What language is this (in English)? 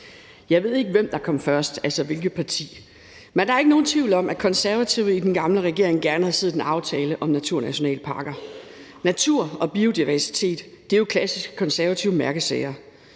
Danish